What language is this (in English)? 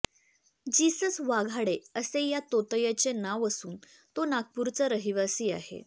Marathi